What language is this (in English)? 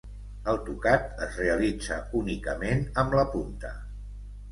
Catalan